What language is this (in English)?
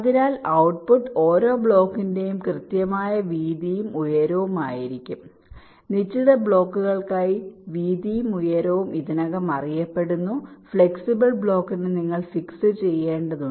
Malayalam